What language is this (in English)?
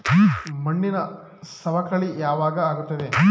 Kannada